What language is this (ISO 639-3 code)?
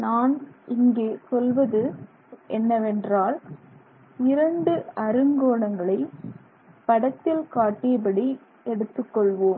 tam